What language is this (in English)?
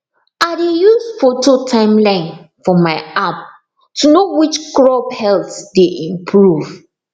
Nigerian Pidgin